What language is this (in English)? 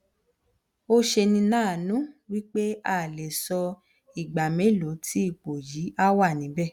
Yoruba